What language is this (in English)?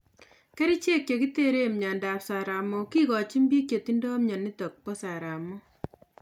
Kalenjin